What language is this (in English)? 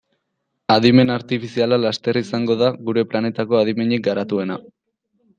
Basque